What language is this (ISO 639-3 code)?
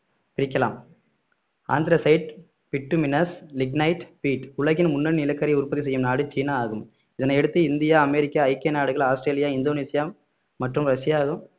tam